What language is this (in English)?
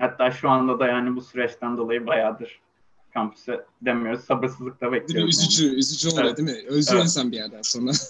Turkish